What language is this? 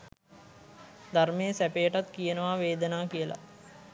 Sinhala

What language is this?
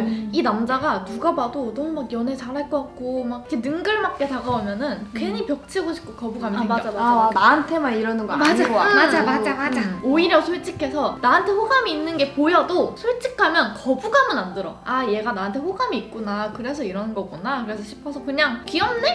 Korean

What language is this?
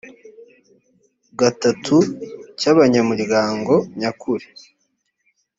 Kinyarwanda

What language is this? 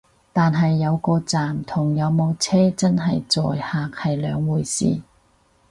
Cantonese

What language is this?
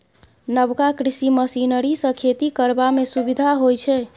Maithili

